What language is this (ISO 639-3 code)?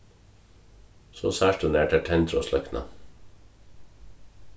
fao